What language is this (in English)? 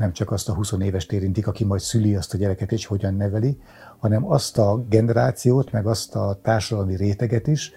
Hungarian